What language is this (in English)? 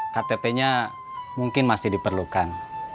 Indonesian